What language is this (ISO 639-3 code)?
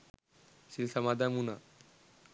sin